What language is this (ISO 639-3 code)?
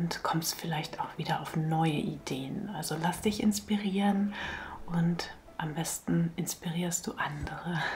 deu